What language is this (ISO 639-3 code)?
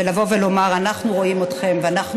heb